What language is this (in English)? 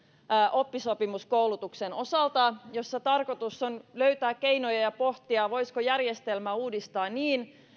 Finnish